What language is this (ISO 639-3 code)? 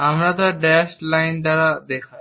ben